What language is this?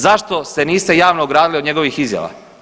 Croatian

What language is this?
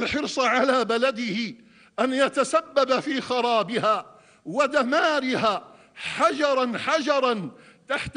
Arabic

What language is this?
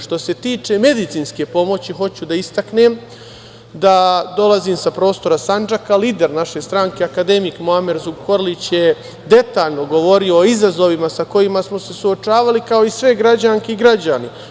Serbian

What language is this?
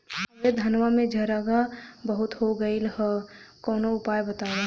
Bhojpuri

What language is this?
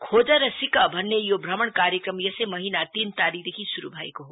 Nepali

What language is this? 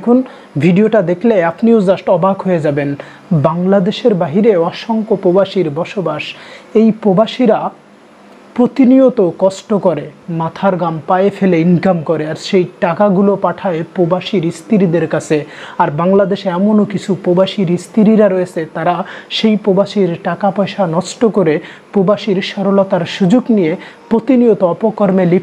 Turkish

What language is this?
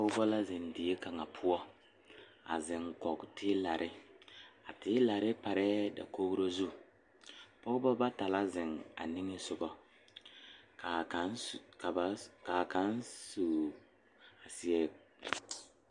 Southern Dagaare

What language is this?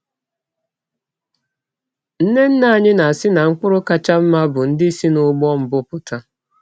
Igbo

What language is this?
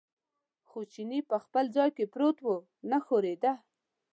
Pashto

